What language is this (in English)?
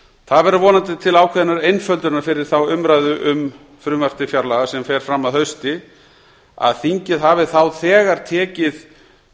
Icelandic